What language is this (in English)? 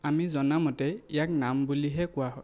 Assamese